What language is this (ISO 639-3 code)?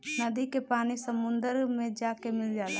bho